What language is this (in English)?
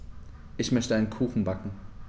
German